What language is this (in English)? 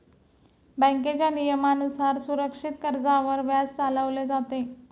Marathi